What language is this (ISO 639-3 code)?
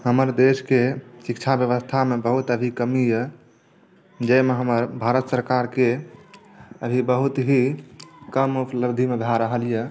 mai